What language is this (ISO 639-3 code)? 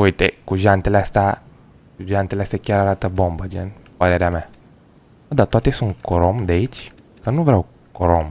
ron